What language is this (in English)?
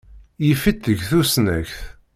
Kabyle